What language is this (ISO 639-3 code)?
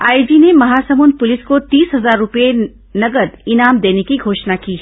hin